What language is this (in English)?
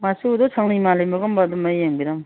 Manipuri